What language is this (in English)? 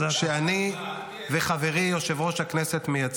Hebrew